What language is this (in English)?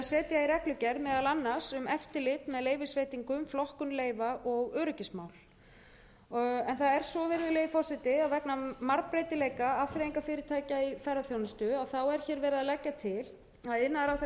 Icelandic